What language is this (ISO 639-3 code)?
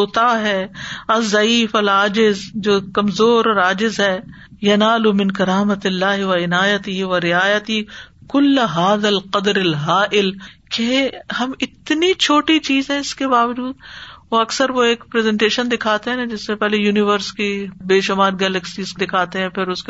urd